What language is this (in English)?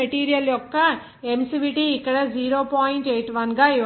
Telugu